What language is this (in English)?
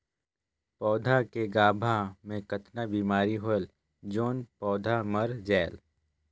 Chhattisgarhi